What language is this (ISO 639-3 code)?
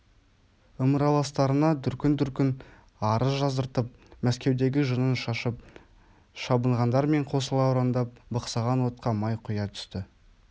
kaz